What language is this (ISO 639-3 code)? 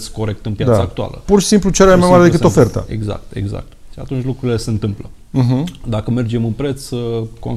ron